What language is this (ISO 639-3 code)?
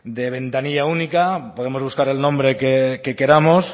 spa